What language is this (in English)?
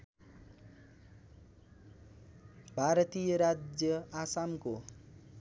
Nepali